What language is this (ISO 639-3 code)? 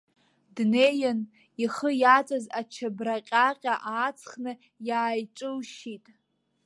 abk